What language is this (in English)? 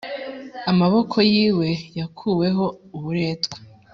Kinyarwanda